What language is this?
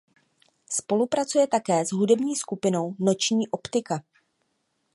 Czech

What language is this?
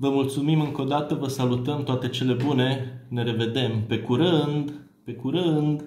Romanian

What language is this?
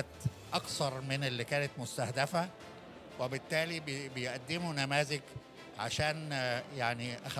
Arabic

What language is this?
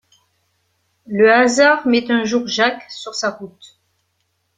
French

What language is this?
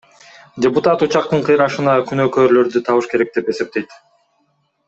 Kyrgyz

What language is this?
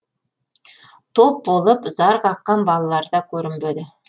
Kazakh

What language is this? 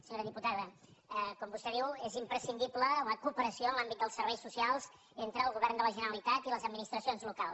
Catalan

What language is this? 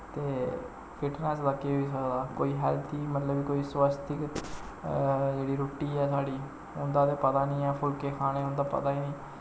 Dogri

